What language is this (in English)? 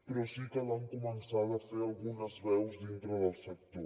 Catalan